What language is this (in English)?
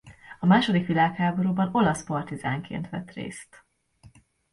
Hungarian